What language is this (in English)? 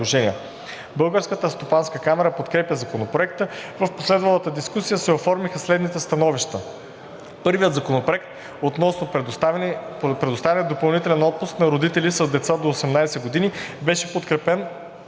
Bulgarian